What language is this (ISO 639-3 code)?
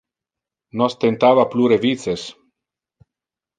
ina